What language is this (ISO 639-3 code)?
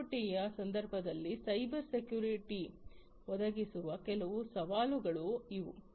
kan